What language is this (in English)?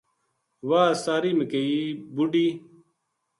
Gujari